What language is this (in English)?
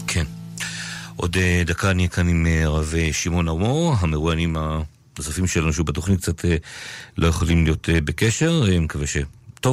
Hebrew